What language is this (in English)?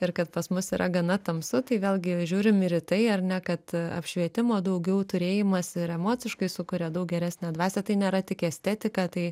Lithuanian